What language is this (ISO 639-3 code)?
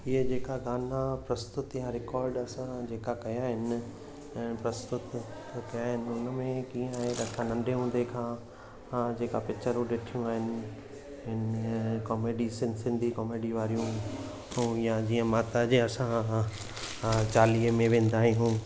snd